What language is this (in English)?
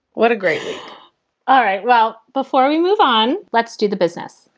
English